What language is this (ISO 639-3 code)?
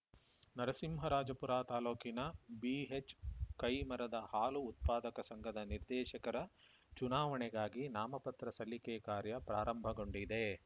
kan